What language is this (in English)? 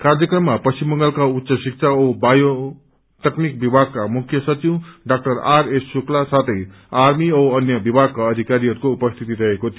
Nepali